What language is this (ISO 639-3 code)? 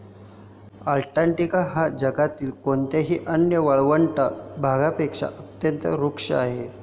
mar